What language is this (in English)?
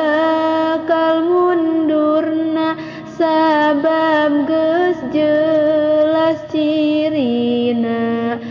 Indonesian